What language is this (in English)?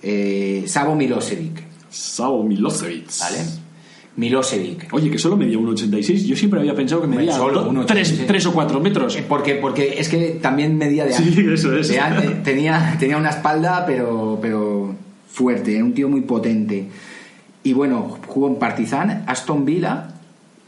Spanish